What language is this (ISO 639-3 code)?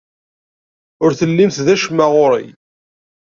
kab